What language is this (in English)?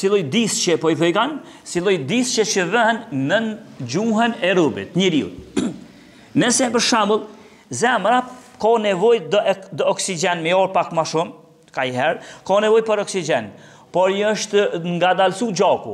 Romanian